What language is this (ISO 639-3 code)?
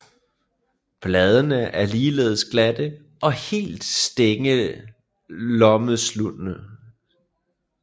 dan